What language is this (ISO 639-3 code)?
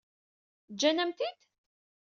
kab